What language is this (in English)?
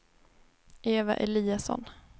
Swedish